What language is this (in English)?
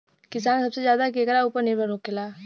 Bhojpuri